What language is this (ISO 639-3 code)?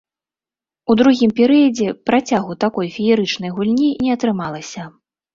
bel